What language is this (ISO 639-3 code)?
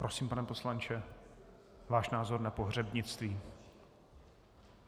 ces